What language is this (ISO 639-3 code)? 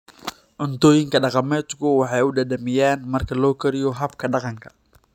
som